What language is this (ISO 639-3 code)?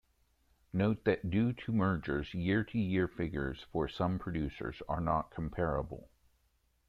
eng